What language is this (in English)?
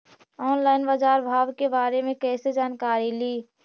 Magahi